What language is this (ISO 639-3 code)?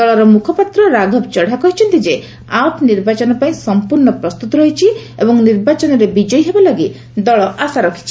ori